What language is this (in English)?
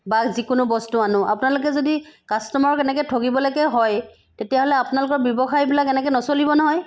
Assamese